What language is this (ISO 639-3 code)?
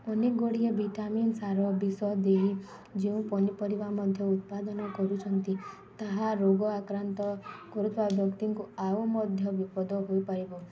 ori